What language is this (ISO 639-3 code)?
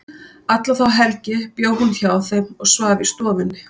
isl